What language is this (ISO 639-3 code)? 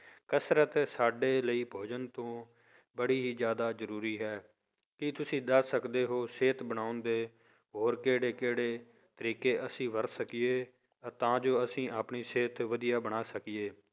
pan